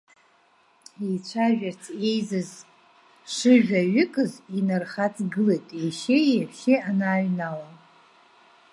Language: Abkhazian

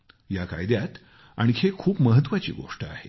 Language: Marathi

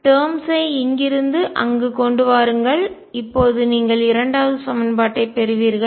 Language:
Tamil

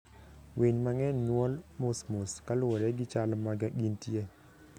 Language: Luo (Kenya and Tanzania)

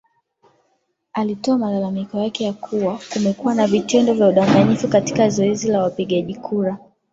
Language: Swahili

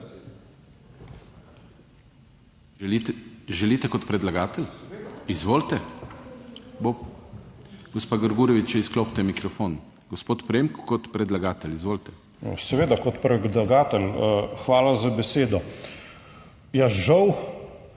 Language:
Slovenian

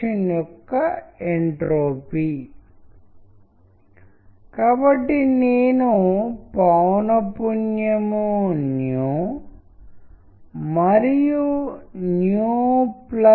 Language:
Telugu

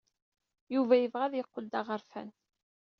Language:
Kabyle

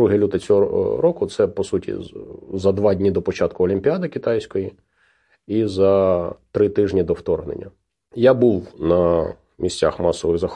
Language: Ukrainian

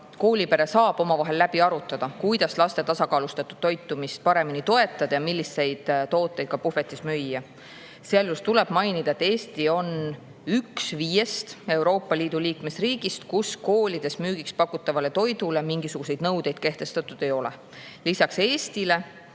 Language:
Estonian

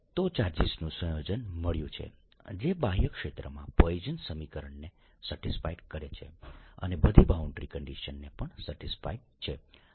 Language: Gujarati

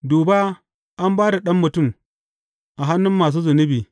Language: Hausa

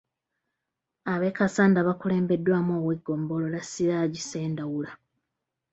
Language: Ganda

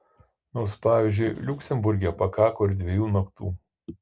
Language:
Lithuanian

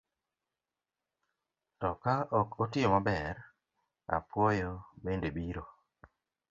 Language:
Luo (Kenya and Tanzania)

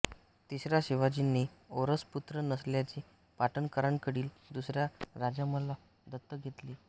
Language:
Marathi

